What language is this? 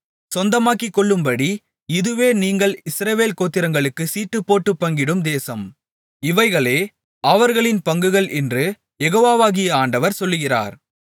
Tamil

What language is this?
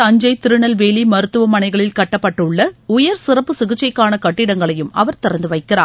Tamil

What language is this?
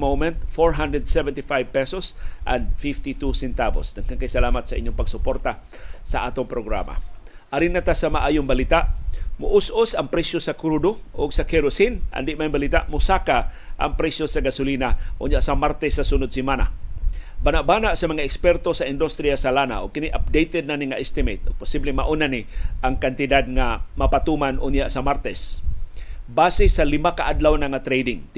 Filipino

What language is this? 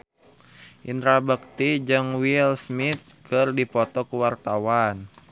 Sundanese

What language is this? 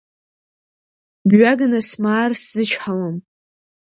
Abkhazian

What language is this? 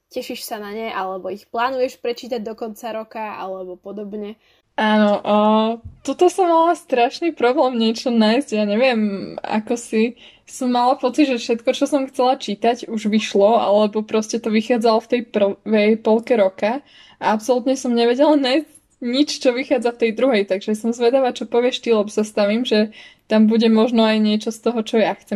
Slovak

